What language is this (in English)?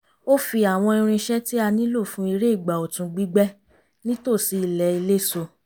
Yoruba